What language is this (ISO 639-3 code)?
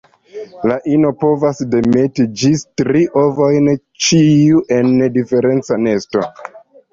epo